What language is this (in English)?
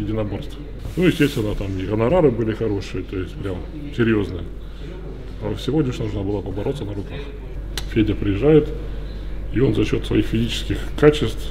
Russian